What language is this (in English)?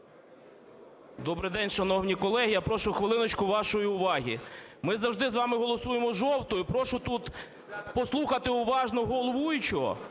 Ukrainian